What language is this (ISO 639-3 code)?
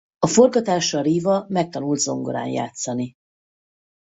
hun